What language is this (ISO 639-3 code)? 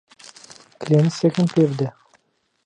ckb